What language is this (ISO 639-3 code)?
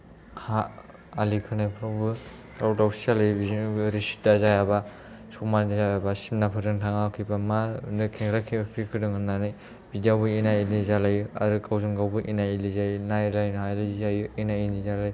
brx